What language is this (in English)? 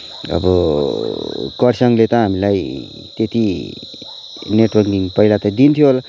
Nepali